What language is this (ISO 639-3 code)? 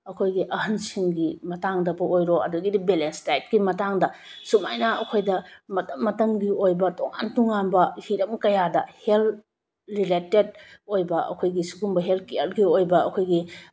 mni